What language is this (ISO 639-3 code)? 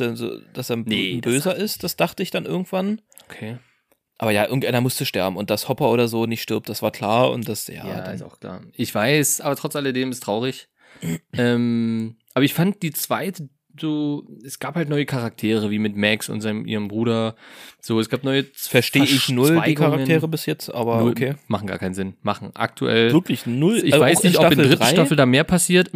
deu